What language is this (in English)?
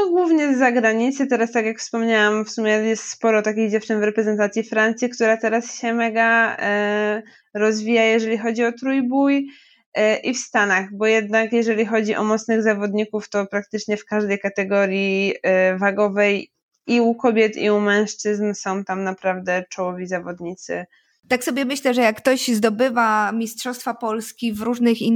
Polish